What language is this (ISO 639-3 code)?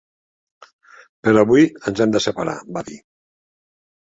cat